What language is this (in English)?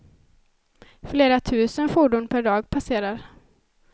Swedish